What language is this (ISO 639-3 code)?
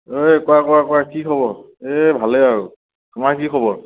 asm